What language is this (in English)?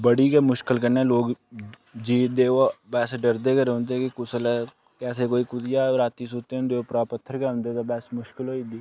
Dogri